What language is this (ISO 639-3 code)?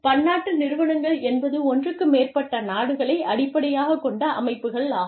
tam